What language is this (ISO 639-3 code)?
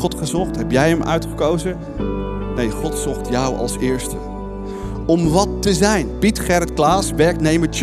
nld